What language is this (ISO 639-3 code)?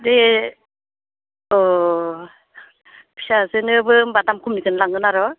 brx